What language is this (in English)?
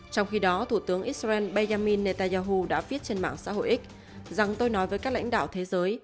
Vietnamese